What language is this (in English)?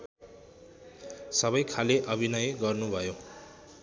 Nepali